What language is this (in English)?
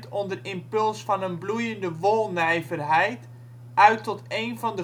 Dutch